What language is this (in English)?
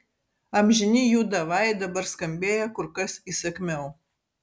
Lithuanian